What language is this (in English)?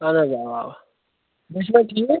Kashmiri